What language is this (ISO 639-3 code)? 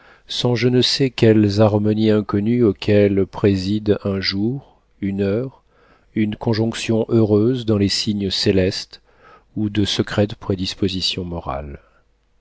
fra